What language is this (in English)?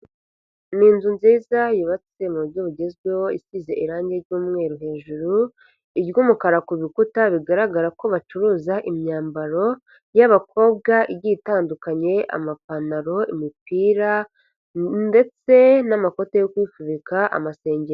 Kinyarwanda